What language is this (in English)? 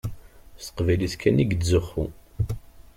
Kabyle